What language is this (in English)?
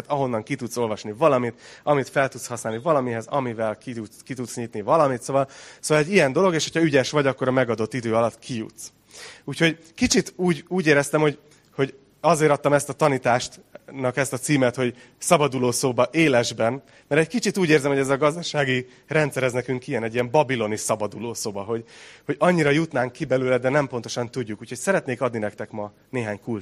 Hungarian